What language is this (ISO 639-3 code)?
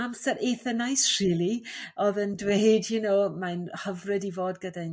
cym